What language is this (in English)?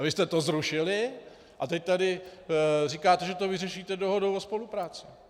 Czech